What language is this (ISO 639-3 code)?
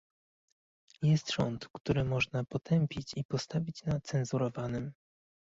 pol